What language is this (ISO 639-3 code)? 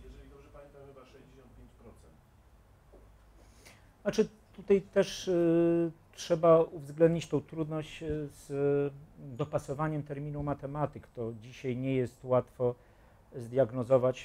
pol